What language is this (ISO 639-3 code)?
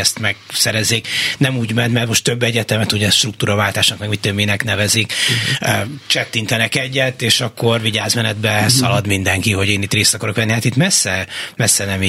hun